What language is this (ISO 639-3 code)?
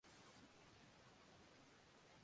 zho